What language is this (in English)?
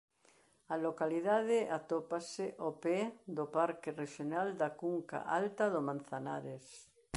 Galician